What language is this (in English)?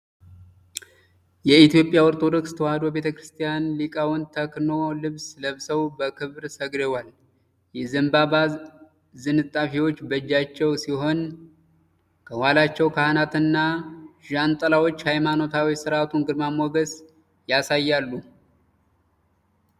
Amharic